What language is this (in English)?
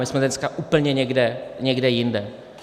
Czech